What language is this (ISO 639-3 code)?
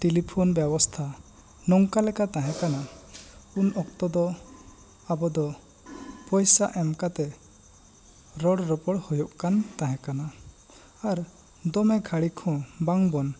sat